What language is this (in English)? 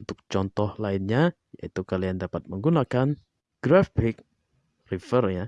Indonesian